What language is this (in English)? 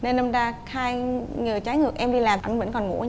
Vietnamese